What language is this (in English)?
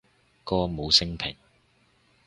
Cantonese